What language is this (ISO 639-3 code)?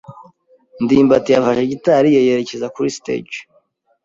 kin